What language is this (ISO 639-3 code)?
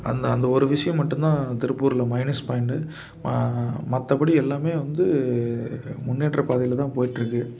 tam